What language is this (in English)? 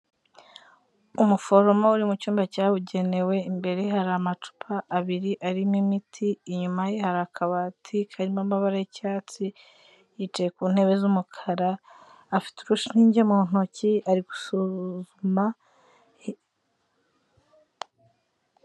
Kinyarwanda